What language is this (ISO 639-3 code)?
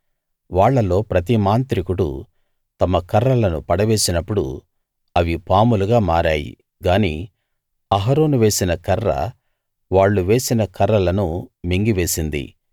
tel